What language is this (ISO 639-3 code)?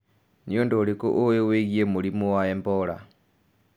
kik